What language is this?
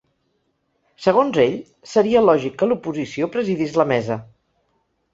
Catalan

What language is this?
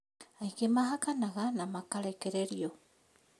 Kikuyu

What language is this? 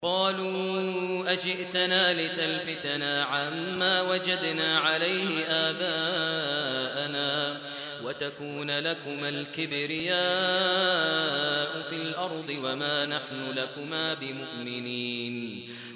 Arabic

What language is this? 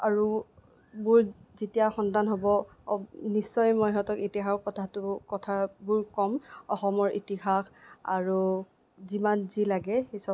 Assamese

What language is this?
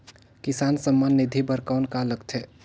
Chhattisgarhi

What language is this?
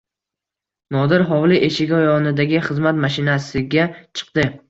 Uzbek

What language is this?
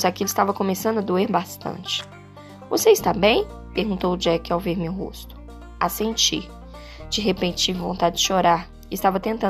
Portuguese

